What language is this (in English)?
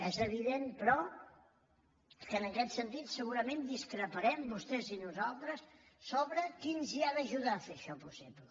Catalan